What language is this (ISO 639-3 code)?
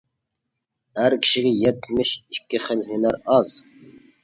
uig